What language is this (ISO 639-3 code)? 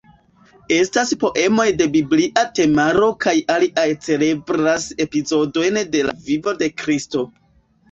epo